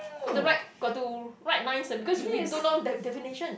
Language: English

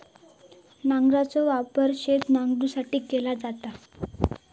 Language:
Marathi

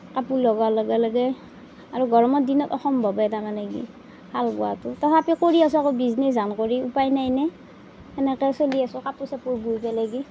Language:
Assamese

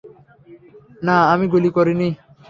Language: Bangla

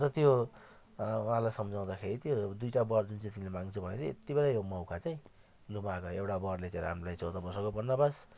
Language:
Nepali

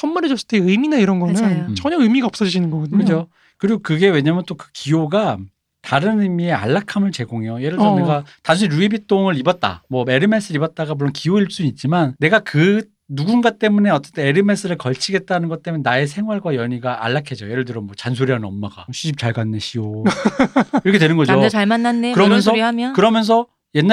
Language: Korean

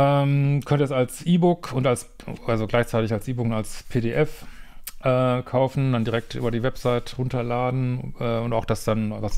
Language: German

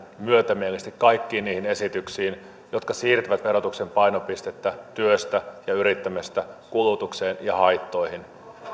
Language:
Finnish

